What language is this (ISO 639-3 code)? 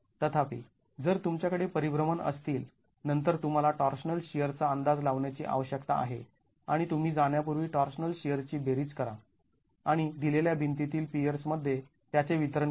mar